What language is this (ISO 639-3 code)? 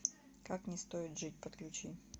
rus